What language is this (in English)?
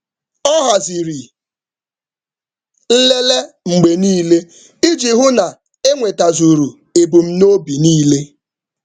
Igbo